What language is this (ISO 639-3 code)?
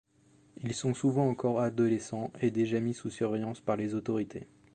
fra